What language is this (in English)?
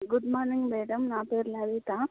Telugu